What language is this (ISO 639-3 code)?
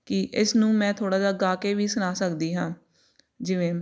pan